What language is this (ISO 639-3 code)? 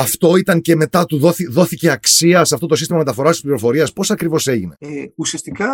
ell